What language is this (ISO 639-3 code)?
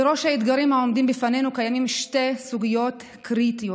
heb